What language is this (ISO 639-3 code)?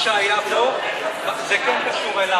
heb